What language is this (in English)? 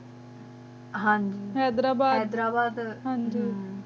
Punjabi